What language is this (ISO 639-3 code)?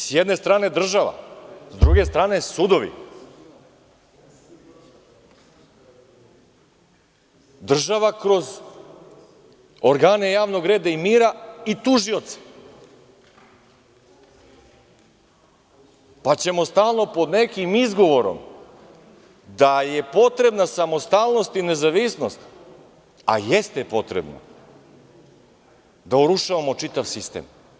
srp